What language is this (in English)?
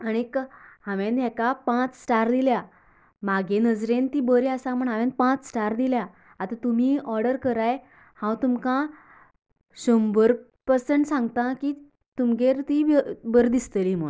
Konkani